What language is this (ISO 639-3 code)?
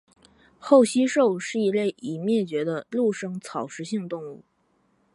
zho